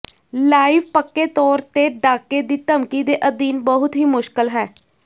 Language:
Punjabi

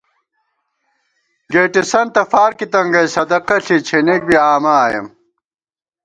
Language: Gawar-Bati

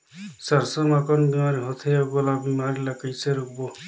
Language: Chhattisgarhi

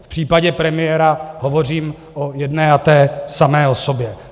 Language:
Czech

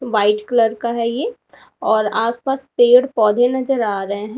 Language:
Hindi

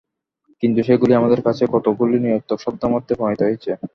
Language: Bangla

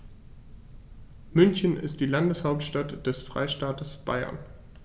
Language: German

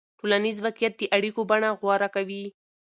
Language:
Pashto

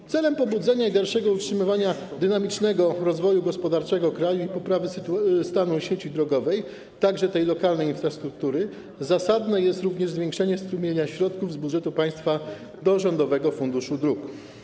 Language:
Polish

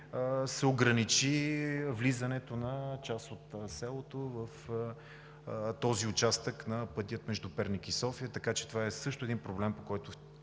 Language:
Bulgarian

